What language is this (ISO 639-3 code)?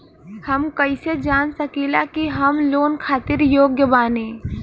bho